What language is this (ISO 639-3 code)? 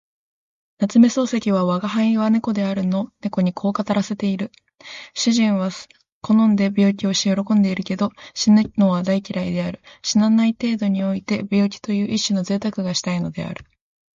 jpn